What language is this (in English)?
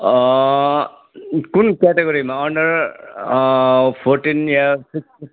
Nepali